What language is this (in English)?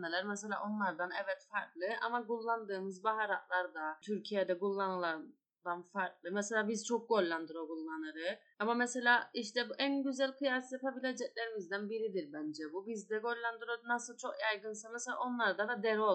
Turkish